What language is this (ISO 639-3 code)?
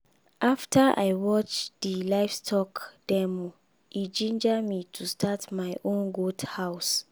pcm